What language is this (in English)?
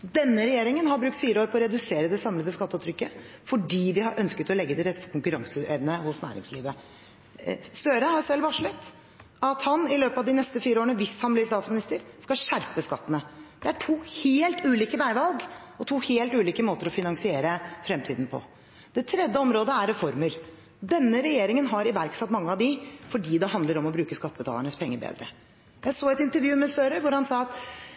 Norwegian Bokmål